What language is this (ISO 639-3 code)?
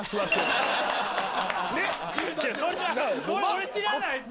jpn